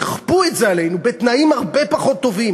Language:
Hebrew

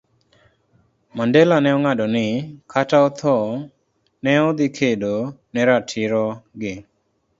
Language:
Luo (Kenya and Tanzania)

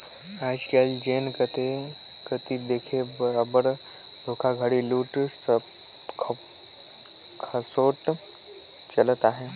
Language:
Chhattisgarhi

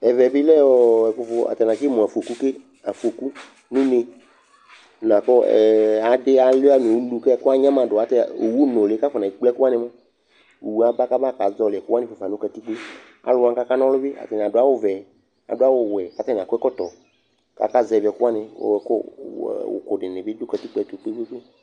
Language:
Ikposo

